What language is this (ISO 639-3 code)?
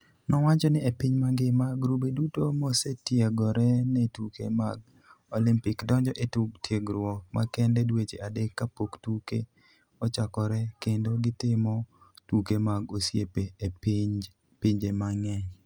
luo